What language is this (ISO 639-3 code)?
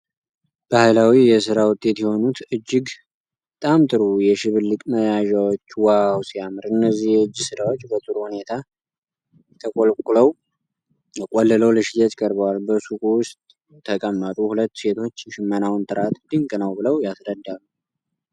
amh